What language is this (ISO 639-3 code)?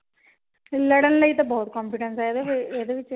pan